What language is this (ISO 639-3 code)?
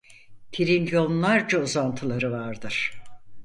tur